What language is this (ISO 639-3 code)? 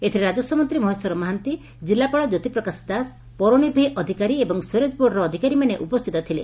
ori